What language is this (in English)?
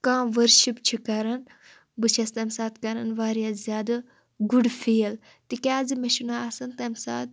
Kashmiri